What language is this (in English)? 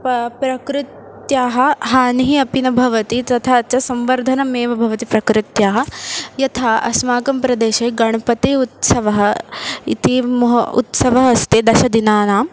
Sanskrit